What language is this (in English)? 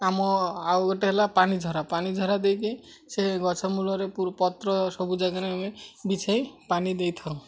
Odia